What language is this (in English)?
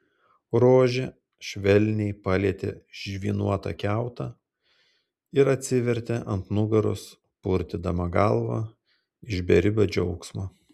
Lithuanian